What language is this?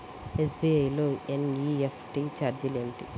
Telugu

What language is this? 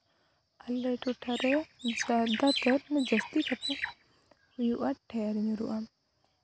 Santali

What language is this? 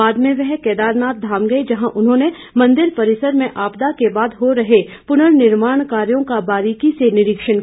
Hindi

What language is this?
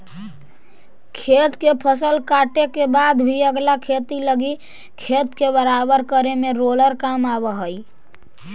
Magahi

